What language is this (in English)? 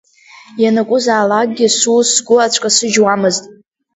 Abkhazian